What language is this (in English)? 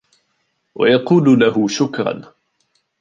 Arabic